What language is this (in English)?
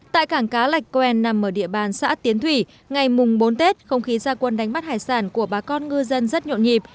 Vietnamese